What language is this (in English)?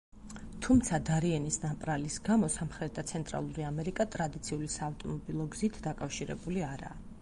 Georgian